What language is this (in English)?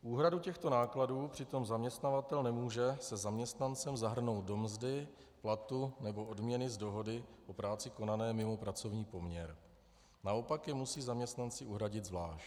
Czech